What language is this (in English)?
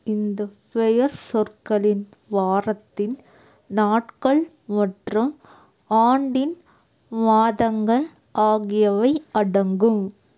Tamil